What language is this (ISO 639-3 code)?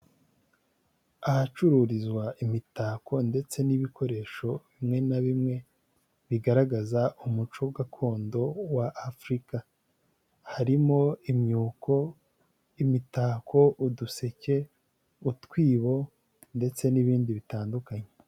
kin